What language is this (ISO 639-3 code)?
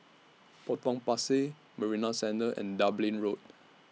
eng